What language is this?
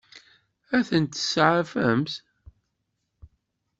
Kabyle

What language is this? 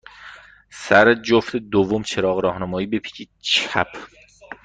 Persian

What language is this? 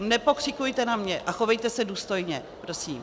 Czech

